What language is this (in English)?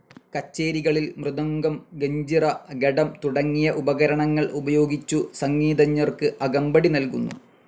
Malayalam